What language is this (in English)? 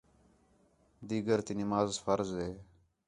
Khetrani